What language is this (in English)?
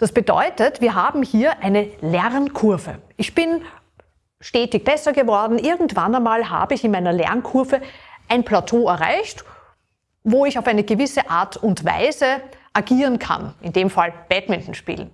German